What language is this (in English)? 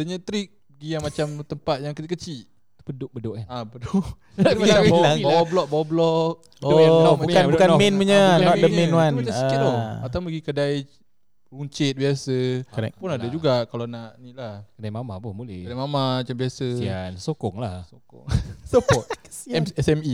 Malay